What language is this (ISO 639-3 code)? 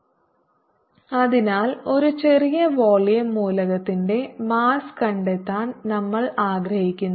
mal